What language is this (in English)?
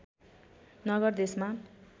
Nepali